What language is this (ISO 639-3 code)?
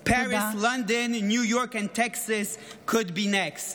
heb